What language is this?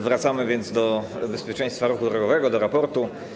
Polish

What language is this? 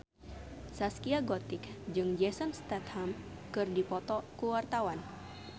Sundanese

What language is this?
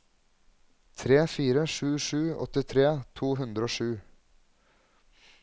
Norwegian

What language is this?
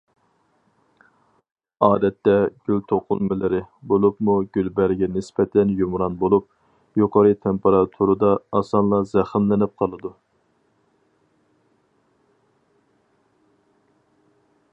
Uyghur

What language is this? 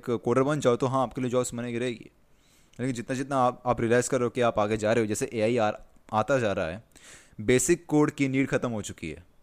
Hindi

